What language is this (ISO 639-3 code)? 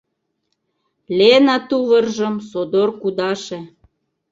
chm